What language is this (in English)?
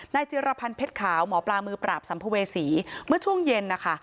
Thai